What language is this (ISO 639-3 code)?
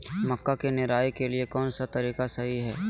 mag